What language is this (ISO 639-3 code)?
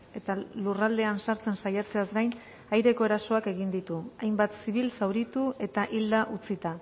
eus